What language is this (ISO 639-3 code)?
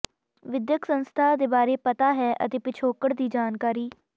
pan